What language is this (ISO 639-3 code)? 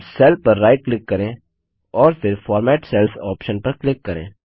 hin